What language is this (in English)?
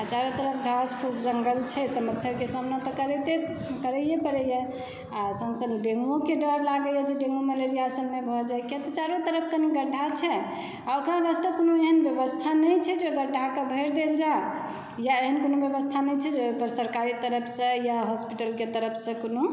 Maithili